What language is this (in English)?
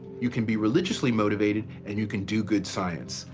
English